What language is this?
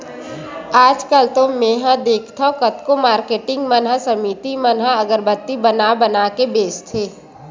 Chhattisgarhi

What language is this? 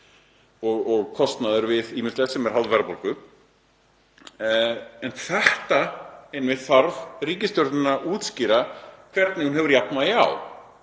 Icelandic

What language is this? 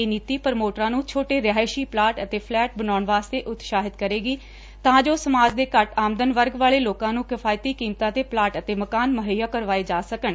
Punjabi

